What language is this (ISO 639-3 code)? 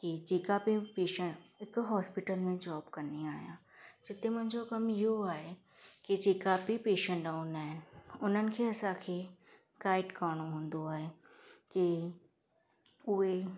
snd